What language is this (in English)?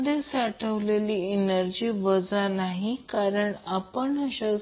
Marathi